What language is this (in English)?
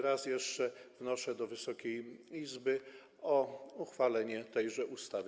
Polish